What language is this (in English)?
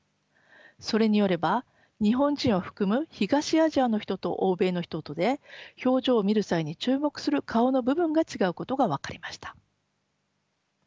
Japanese